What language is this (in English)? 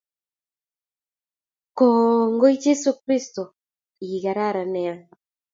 Kalenjin